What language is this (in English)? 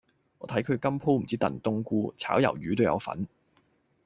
Cantonese